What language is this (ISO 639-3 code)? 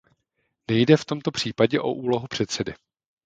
ces